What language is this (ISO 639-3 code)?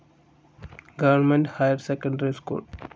mal